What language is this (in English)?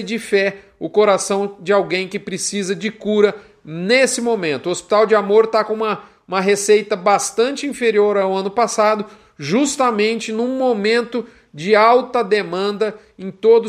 Portuguese